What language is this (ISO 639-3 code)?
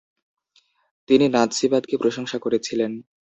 ben